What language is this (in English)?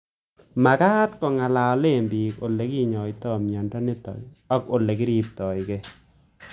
Kalenjin